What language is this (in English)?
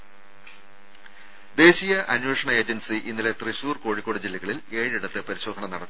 Malayalam